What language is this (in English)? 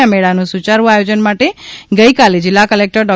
Gujarati